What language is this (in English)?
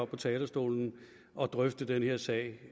Danish